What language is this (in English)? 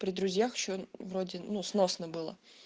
Russian